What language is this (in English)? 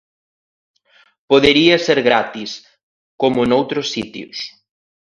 Galician